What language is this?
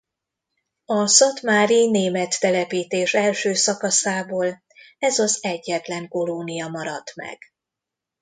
Hungarian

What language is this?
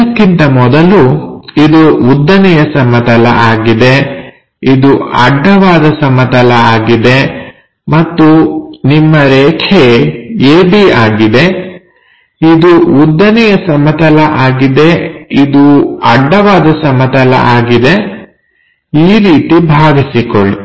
Kannada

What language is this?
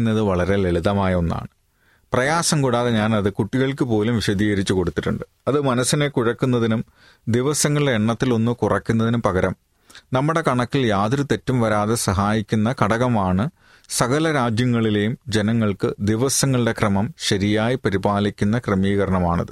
Malayalam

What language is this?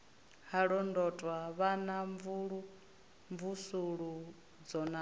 Venda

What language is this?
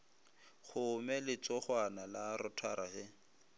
Northern Sotho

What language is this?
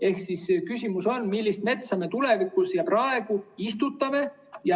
Estonian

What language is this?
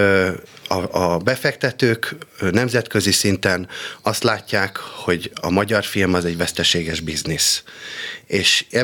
Hungarian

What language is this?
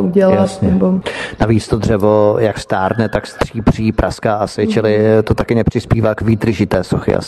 Czech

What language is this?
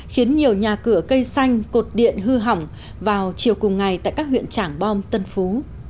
Vietnamese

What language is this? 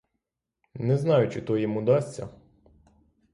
Ukrainian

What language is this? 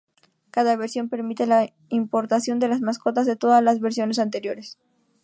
Spanish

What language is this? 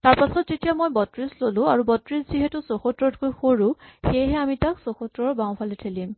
Assamese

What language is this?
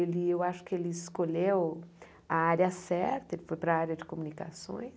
Portuguese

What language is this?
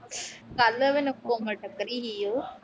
Punjabi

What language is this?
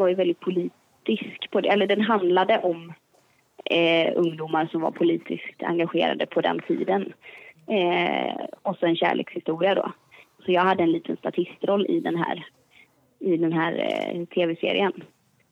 Swedish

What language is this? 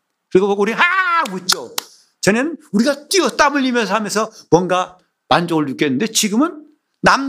Korean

